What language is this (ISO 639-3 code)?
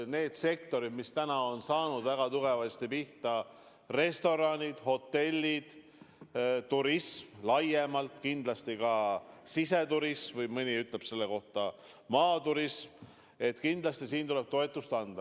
est